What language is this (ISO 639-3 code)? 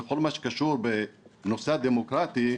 heb